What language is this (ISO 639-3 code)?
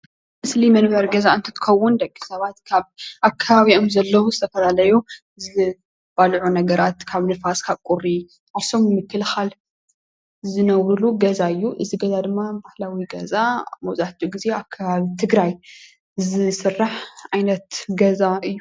tir